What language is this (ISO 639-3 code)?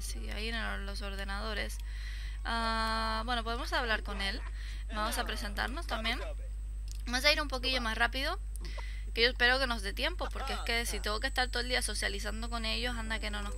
spa